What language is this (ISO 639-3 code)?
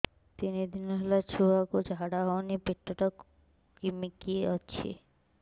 ori